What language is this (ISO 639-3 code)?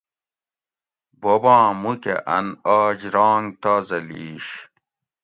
gwc